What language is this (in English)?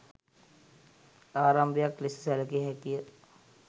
Sinhala